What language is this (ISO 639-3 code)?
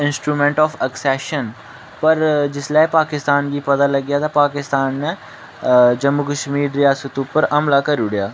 doi